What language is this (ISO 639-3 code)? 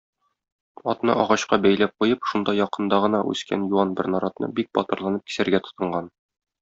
tat